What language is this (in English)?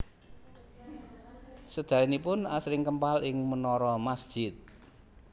Javanese